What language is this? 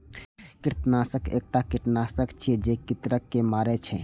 Maithili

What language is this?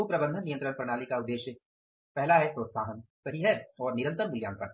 Hindi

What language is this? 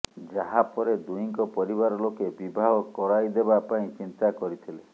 Odia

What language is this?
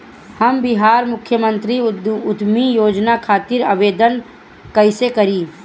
Bhojpuri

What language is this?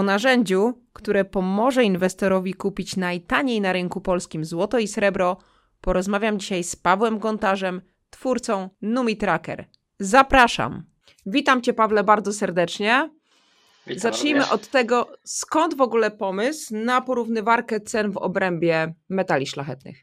Polish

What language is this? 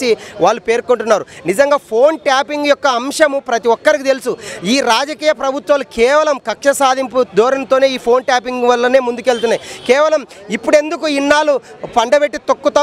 Telugu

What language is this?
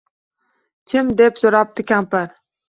Uzbek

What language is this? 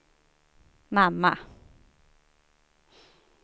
Swedish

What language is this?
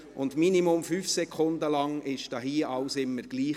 Swiss German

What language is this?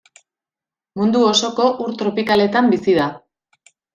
Basque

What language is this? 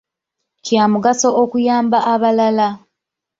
Ganda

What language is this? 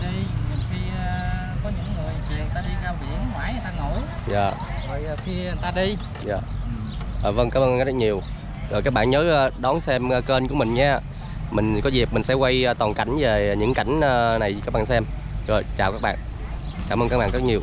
Vietnamese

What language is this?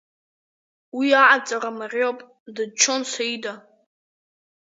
Abkhazian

